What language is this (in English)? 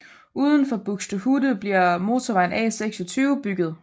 Danish